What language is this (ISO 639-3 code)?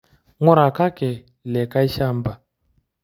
mas